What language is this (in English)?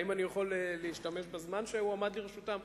Hebrew